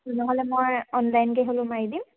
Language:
Assamese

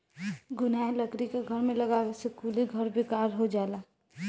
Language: Bhojpuri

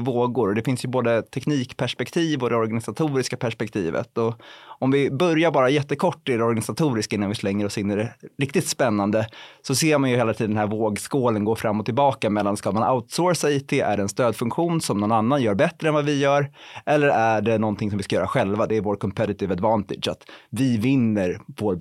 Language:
Swedish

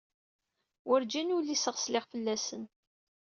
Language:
Kabyle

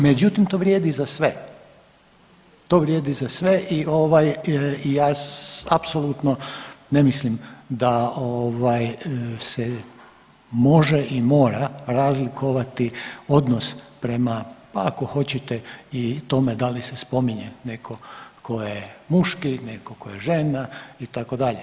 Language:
Croatian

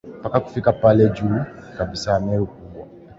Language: Swahili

